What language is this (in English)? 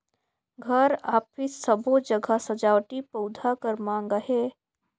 Chhattisgarhi